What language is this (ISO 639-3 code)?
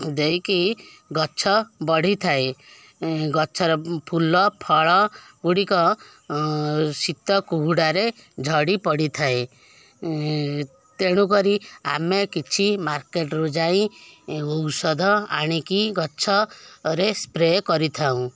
ori